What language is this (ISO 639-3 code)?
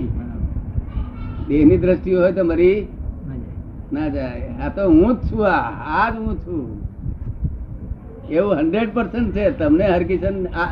guj